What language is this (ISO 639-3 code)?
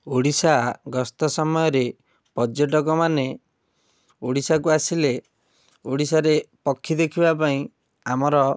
ori